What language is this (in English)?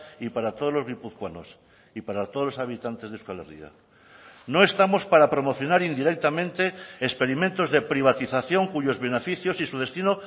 Spanish